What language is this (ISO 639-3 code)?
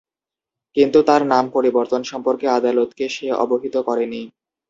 ben